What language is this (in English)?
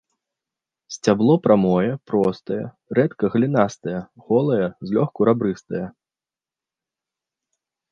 Belarusian